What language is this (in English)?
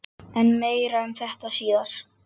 Icelandic